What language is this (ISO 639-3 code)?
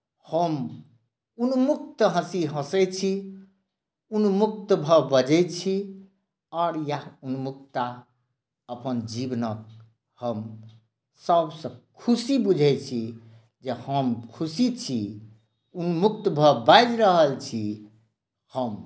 mai